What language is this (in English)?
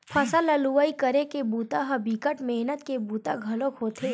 Chhattisgarhi